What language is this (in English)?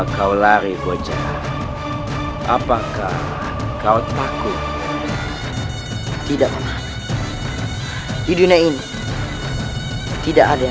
Indonesian